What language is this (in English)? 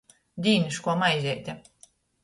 Latgalian